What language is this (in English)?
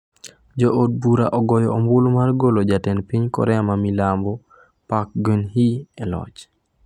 Luo (Kenya and Tanzania)